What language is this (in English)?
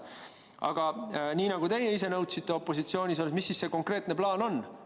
Estonian